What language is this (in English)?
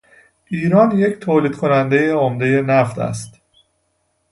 Persian